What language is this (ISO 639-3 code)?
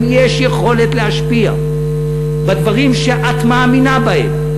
heb